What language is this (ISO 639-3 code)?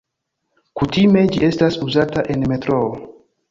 epo